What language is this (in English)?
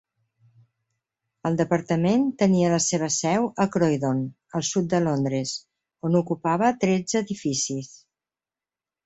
Catalan